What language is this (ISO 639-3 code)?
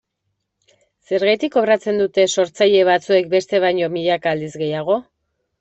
eus